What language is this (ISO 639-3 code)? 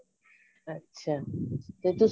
pan